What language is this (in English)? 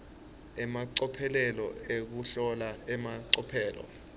Swati